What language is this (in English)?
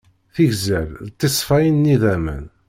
Kabyle